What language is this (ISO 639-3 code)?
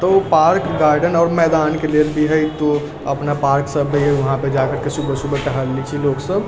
mai